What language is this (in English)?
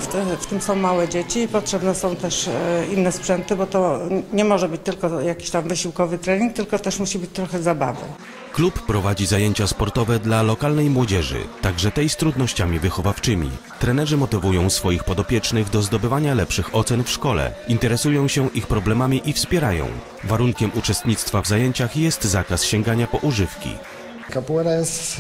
Polish